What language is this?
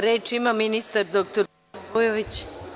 Serbian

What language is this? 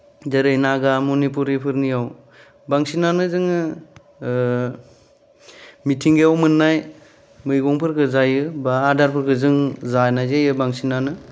Bodo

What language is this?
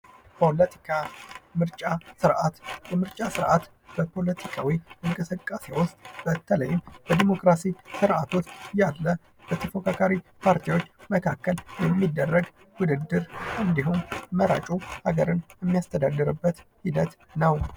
Amharic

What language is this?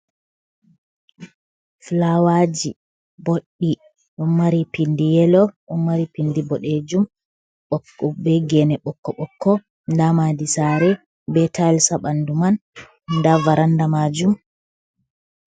Fula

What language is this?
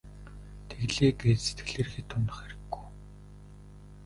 Mongolian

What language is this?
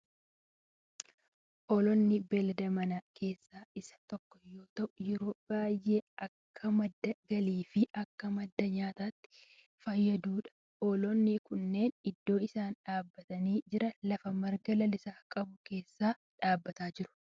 Oromo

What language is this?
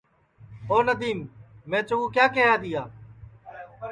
Sansi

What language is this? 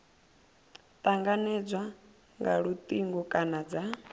Venda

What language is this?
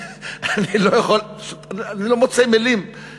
Hebrew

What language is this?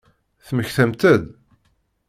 Kabyle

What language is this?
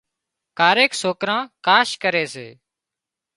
Wadiyara Koli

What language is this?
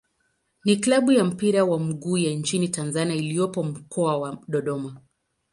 Swahili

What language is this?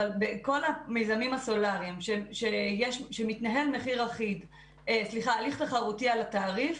Hebrew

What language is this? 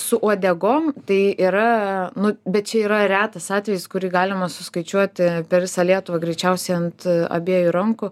Lithuanian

